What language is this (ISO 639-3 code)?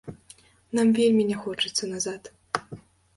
bel